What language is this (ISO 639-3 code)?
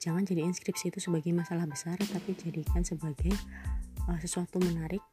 ind